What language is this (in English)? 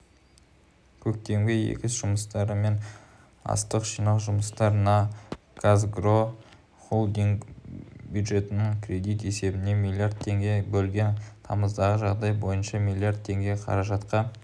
Kazakh